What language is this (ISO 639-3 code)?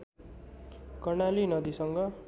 nep